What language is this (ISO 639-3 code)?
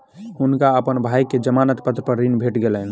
mai